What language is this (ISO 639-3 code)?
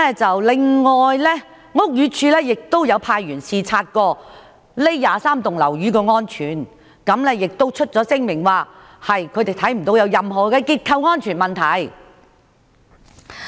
yue